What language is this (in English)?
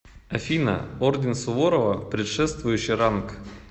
Russian